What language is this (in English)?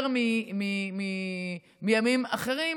Hebrew